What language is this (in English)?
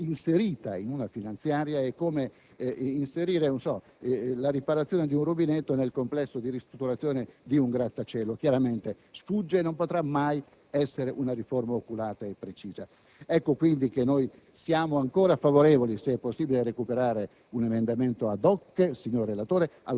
Italian